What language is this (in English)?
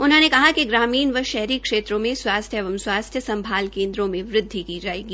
Hindi